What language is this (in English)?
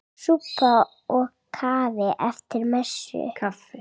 Icelandic